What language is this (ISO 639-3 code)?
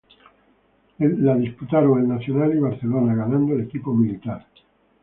spa